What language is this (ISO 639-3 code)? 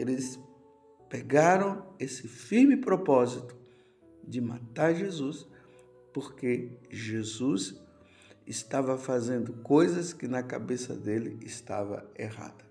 por